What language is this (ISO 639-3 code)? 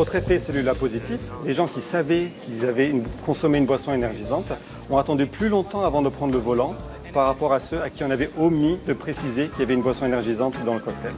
fra